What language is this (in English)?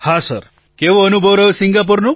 Gujarati